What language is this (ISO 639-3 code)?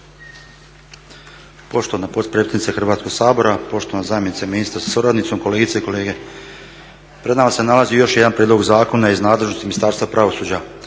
hrv